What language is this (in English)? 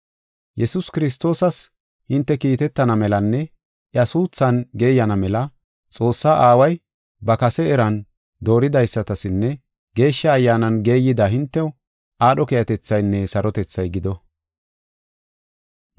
Gofa